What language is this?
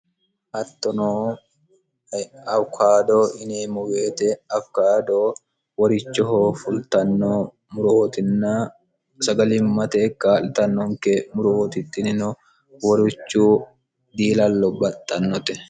Sidamo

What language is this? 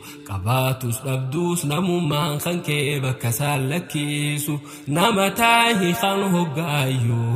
Arabic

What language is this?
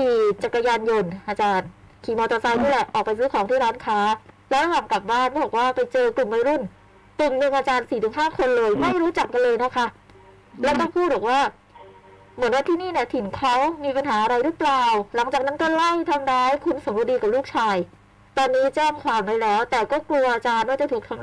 Thai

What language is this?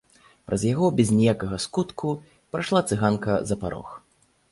Belarusian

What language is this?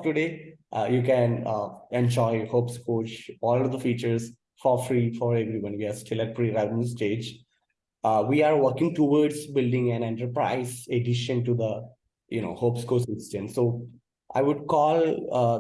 English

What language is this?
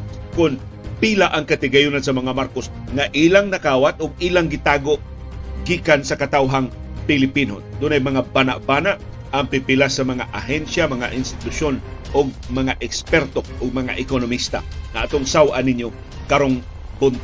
Filipino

